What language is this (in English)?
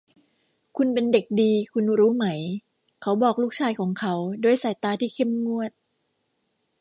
Thai